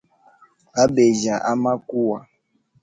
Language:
Hemba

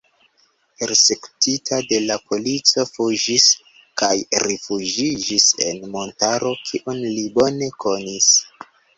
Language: Esperanto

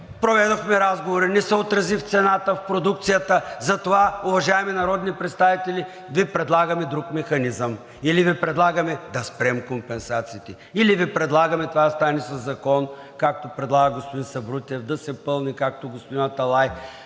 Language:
Bulgarian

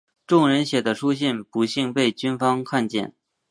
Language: Chinese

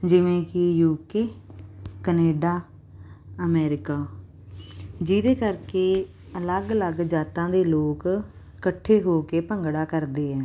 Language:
Punjabi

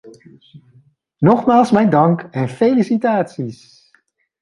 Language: Dutch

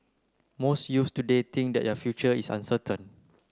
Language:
English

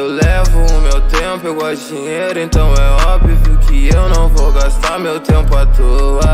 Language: Portuguese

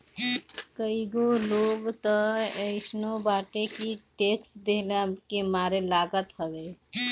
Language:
Bhojpuri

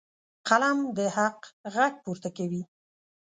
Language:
Pashto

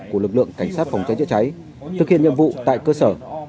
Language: Vietnamese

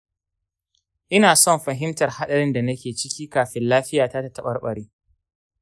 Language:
Hausa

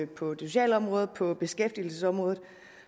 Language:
Danish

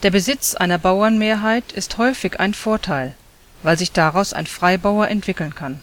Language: German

